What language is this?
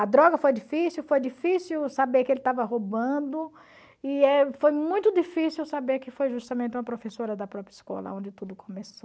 Portuguese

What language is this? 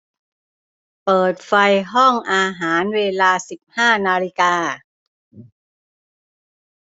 Thai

